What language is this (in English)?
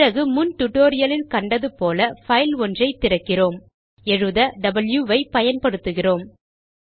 Tamil